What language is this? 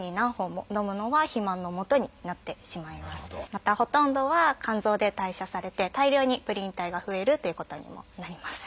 Japanese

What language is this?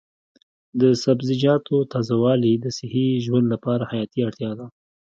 Pashto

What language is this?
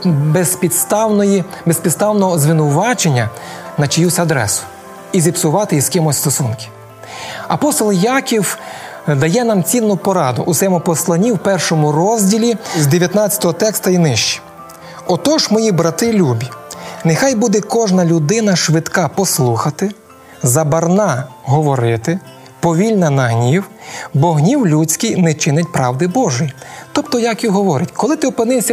Ukrainian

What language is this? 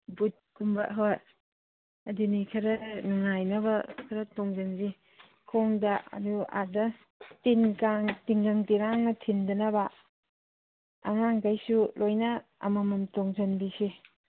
Manipuri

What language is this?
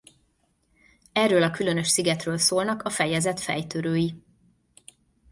Hungarian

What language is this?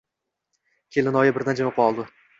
Uzbek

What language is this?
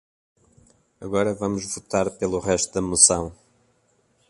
Portuguese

